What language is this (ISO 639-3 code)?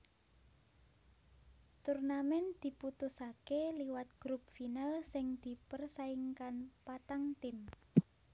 jav